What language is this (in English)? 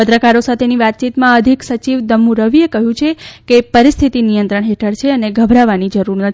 Gujarati